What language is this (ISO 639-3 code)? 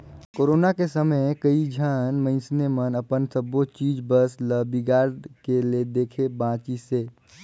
hne